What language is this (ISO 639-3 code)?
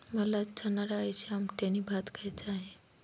mar